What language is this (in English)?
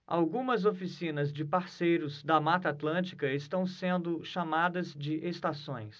Portuguese